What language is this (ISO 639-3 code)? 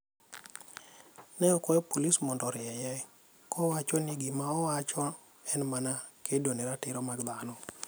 luo